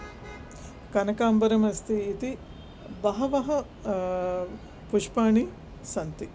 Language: Sanskrit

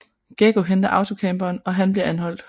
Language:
Danish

